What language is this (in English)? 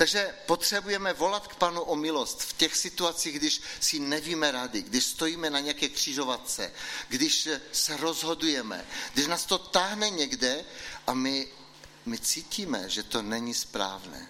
Czech